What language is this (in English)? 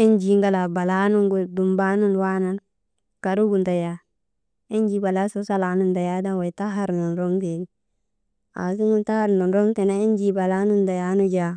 Maba